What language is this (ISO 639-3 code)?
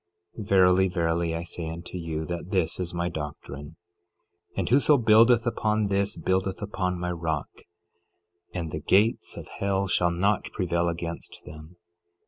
eng